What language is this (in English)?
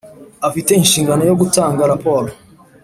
Kinyarwanda